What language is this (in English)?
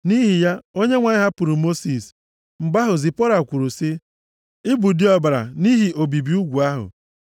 Igbo